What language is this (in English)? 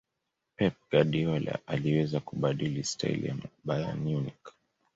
Swahili